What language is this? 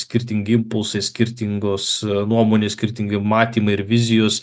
Lithuanian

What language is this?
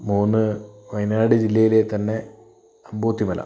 Malayalam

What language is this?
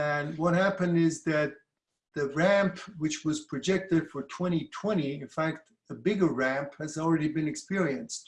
English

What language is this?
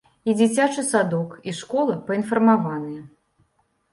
Belarusian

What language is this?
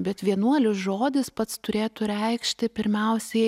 Lithuanian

